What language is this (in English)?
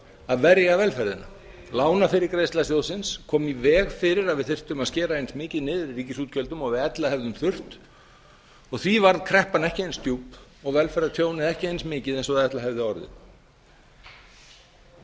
Icelandic